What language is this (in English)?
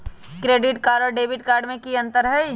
Magahi